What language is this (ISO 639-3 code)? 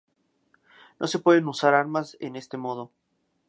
spa